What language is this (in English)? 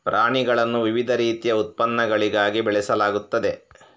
Kannada